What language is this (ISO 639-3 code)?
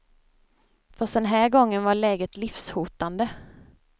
swe